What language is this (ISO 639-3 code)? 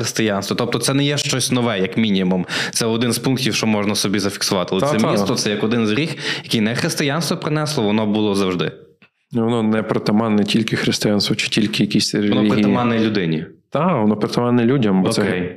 ukr